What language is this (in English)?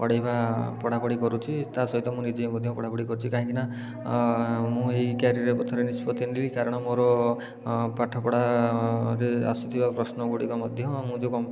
Odia